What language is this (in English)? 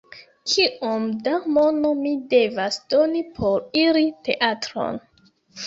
Esperanto